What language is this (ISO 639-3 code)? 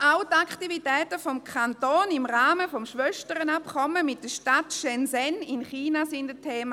gsw